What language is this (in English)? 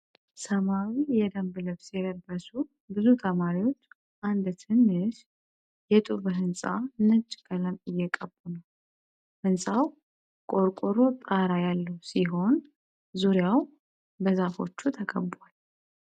Amharic